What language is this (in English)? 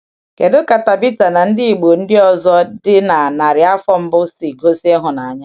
Igbo